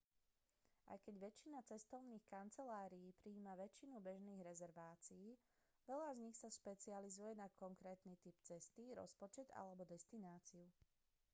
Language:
Slovak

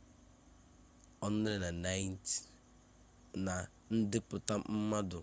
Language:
Igbo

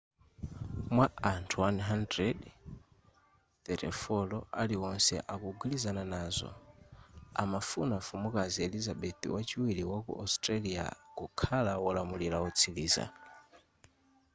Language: Nyanja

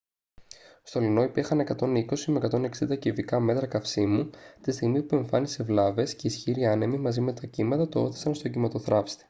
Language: Greek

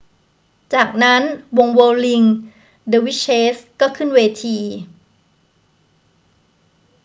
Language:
Thai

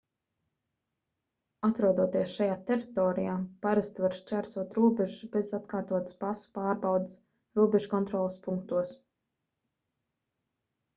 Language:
Latvian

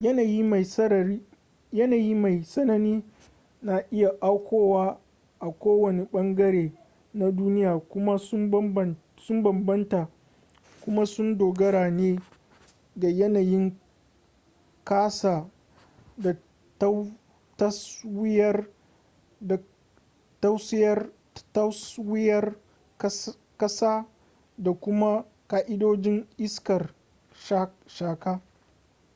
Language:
Hausa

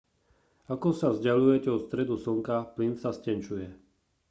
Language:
Slovak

